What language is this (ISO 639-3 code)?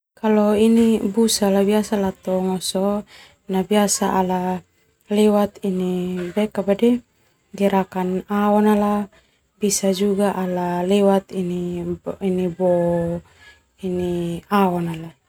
twu